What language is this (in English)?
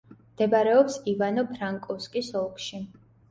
Georgian